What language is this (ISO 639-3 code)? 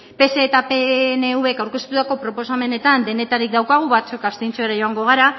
eus